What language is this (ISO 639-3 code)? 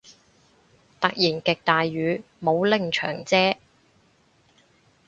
yue